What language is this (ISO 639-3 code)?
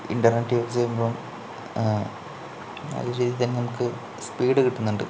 mal